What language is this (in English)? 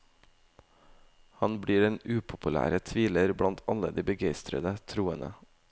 Norwegian